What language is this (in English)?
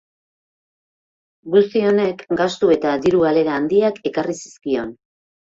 Basque